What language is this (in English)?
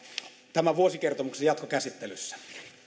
Finnish